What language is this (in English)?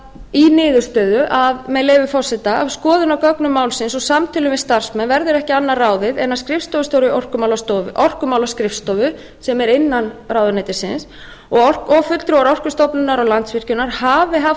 Icelandic